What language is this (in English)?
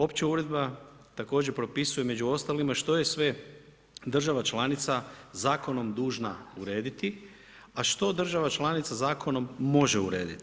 Croatian